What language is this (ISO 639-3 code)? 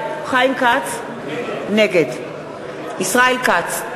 heb